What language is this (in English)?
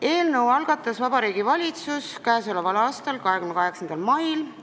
Estonian